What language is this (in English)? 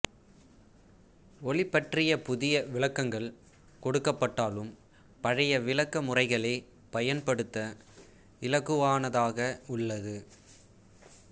Tamil